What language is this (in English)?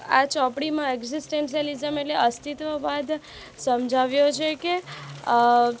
Gujarati